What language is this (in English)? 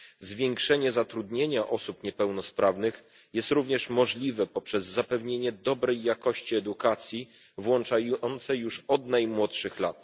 Polish